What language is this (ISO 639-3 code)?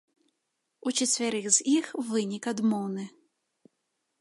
bel